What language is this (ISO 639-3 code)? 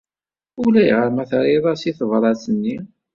kab